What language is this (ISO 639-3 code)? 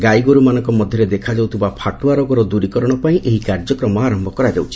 ori